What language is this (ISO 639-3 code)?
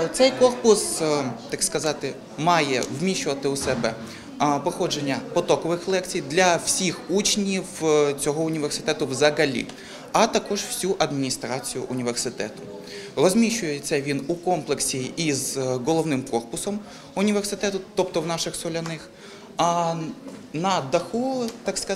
ukr